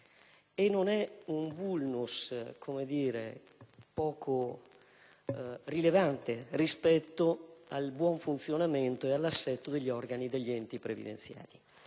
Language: Italian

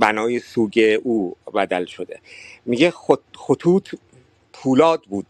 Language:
Persian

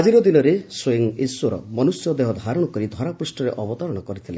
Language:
Odia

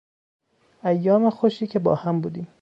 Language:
Persian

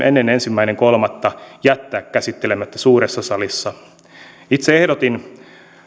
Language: Finnish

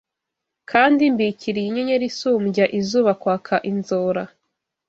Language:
Kinyarwanda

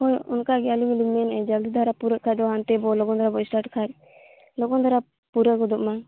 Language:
Santali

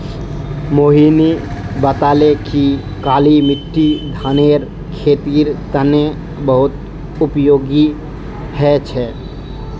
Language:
Magahi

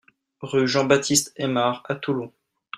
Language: French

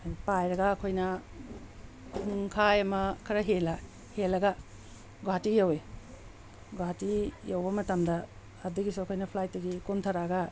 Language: Manipuri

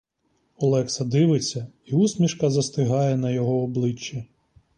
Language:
Ukrainian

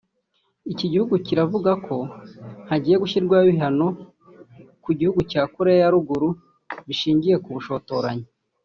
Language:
Kinyarwanda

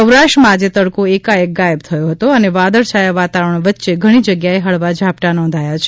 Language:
Gujarati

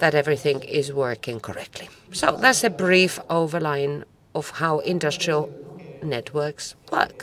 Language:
English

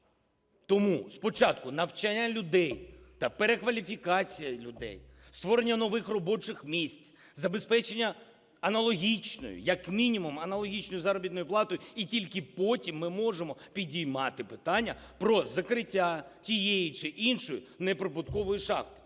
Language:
Ukrainian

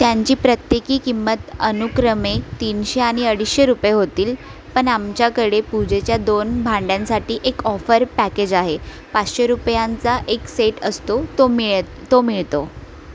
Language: Marathi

